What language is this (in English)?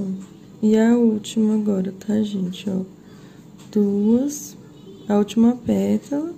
Portuguese